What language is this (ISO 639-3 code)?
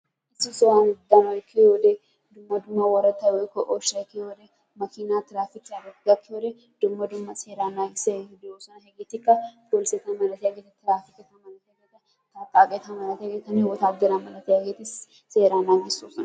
wal